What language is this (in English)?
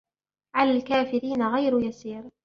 Arabic